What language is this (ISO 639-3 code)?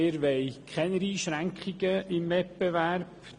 gsw